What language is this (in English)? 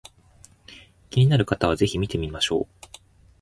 Japanese